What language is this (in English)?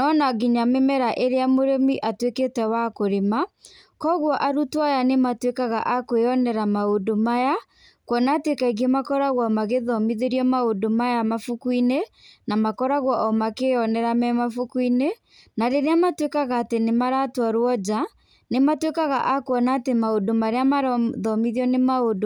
Kikuyu